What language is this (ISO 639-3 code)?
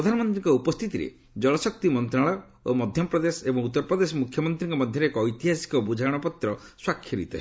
ori